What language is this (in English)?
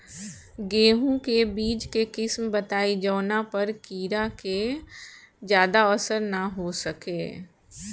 Bhojpuri